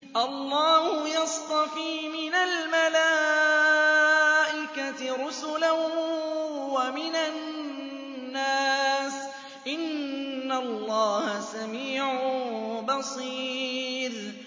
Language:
Arabic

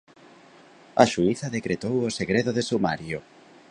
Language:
Galician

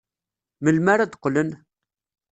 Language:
Kabyle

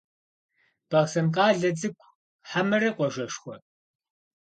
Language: Kabardian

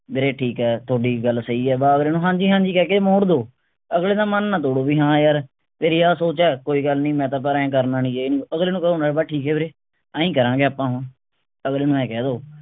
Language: Punjabi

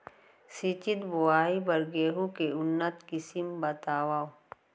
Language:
Chhattisgarhi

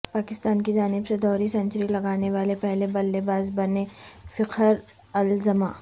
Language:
Urdu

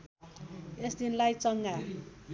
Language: Nepali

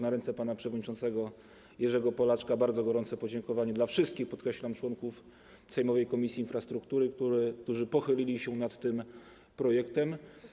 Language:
Polish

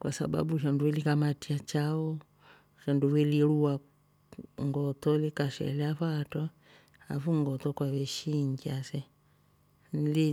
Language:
Rombo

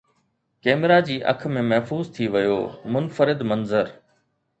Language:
Sindhi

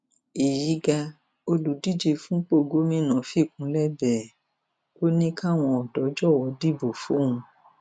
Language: Yoruba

